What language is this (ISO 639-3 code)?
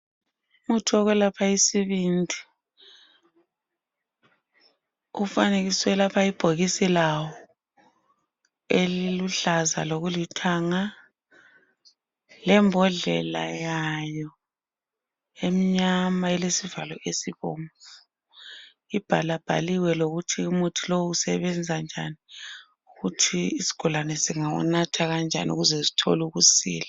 nde